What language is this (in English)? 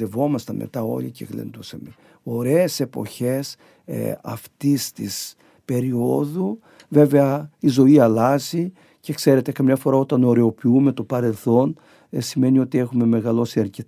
Greek